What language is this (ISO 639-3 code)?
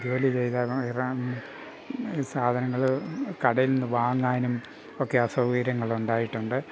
mal